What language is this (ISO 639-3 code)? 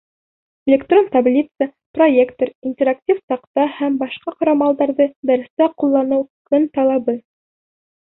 bak